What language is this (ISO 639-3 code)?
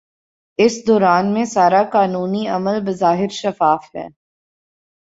urd